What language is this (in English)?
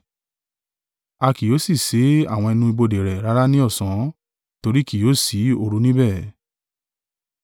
Yoruba